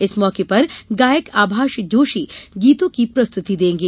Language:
Hindi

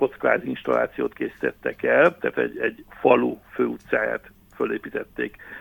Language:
Hungarian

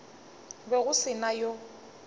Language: Northern Sotho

